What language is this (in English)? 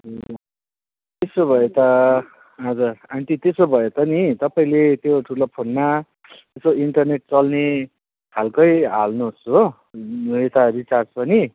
Nepali